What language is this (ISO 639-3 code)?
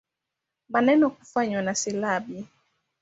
swa